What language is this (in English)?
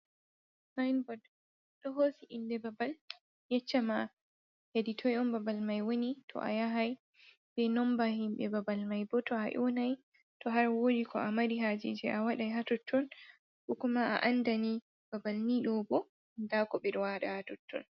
Fula